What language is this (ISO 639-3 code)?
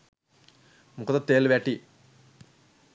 sin